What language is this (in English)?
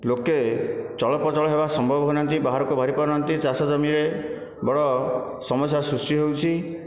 Odia